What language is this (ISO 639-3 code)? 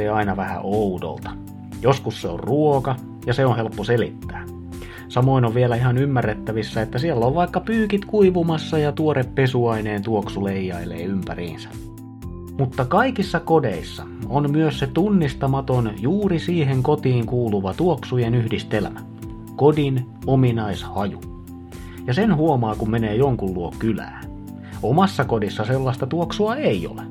fin